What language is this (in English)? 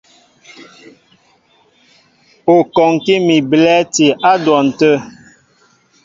Mbo (Cameroon)